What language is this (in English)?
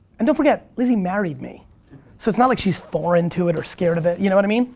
English